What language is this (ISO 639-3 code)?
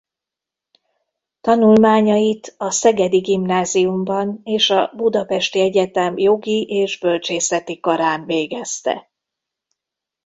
hun